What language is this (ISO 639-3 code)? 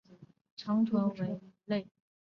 zho